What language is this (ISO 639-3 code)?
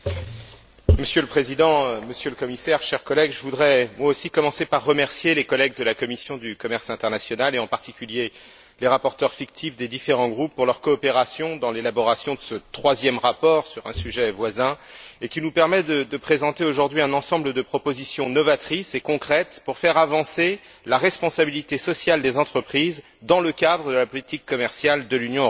fra